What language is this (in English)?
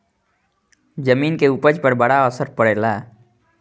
Bhojpuri